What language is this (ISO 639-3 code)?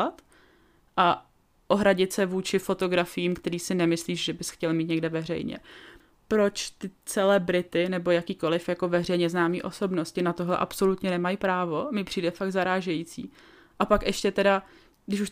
ces